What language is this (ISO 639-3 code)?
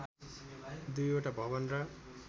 nep